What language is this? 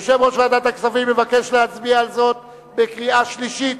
Hebrew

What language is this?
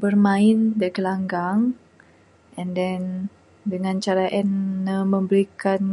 Bukar-Sadung Bidayuh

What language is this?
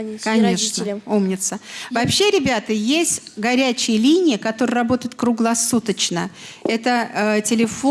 Russian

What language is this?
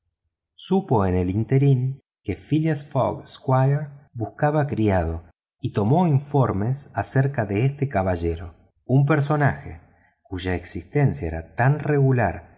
Spanish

